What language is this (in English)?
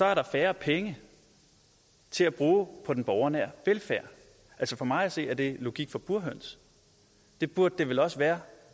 Danish